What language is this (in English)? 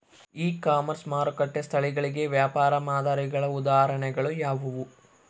Kannada